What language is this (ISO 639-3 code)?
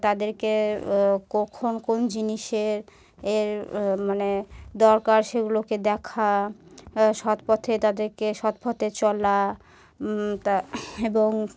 ben